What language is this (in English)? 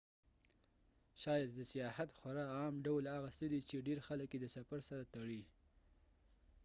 Pashto